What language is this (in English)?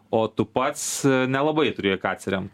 Lithuanian